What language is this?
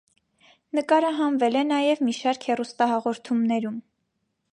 Armenian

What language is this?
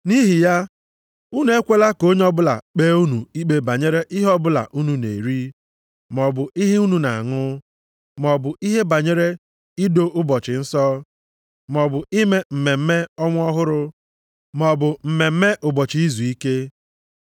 Igbo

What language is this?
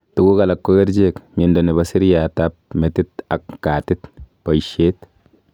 Kalenjin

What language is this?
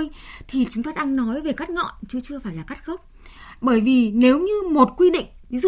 Vietnamese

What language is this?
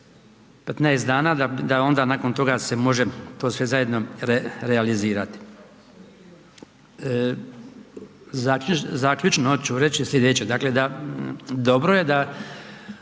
Croatian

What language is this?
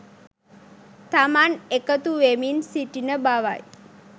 Sinhala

